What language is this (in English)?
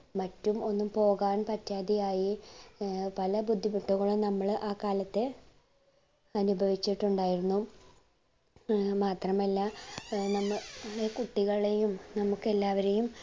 Malayalam